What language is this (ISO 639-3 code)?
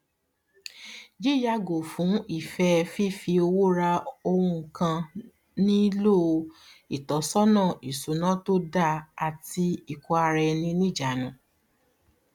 yor